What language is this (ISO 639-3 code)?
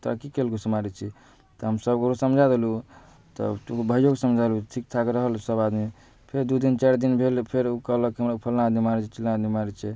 mai